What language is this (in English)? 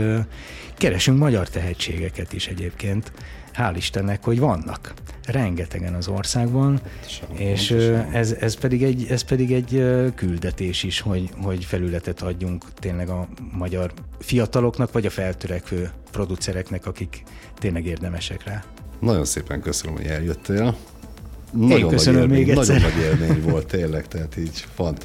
Hungarian